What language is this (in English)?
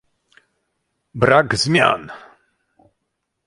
Polish